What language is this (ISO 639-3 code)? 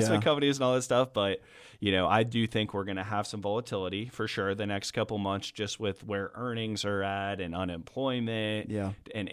eng